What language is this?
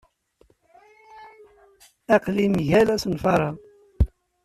Kabyle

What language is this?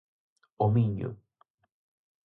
Galician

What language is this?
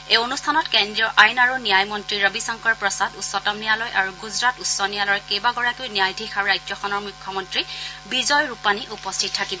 Assamese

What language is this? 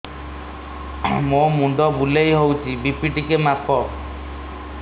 Odia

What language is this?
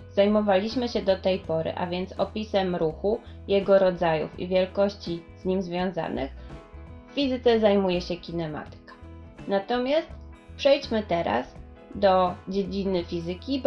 Polish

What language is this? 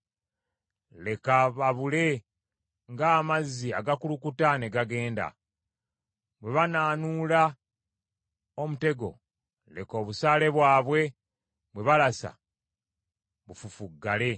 Ganda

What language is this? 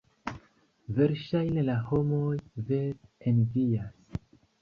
Esperanto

